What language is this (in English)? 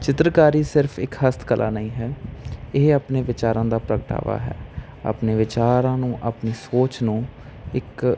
Punjabi